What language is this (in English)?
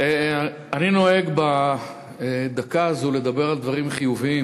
Hebrew